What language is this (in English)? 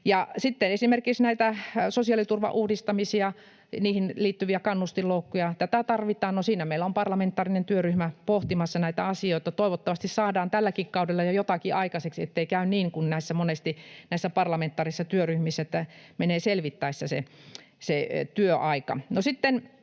Finnish